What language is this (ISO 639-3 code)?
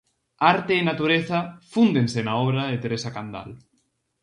glg